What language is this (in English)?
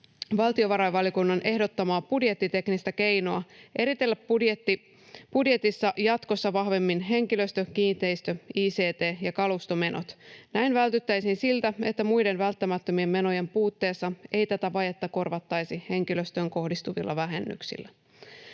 Finnish